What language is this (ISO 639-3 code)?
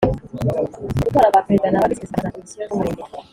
kin